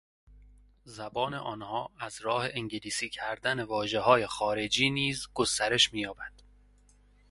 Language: Persian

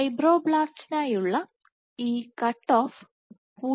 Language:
Malayalam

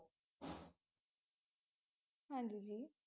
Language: Punjabi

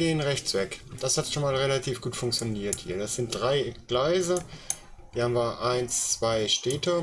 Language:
German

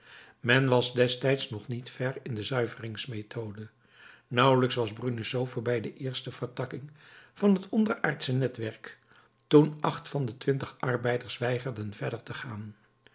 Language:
Dutch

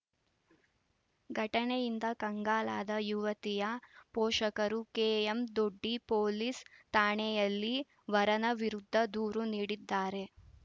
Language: Kannada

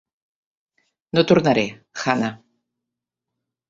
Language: Catalan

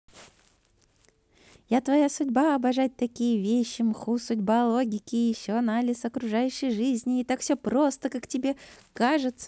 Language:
Russian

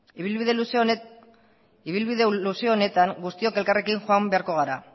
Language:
Basque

